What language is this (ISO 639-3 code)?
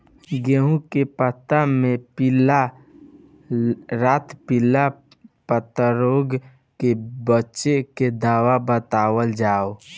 bho